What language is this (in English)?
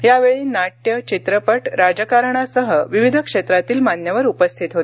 Marathi